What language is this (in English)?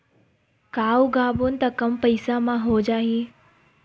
Chhattisgarhi